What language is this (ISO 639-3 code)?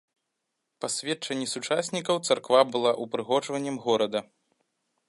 bel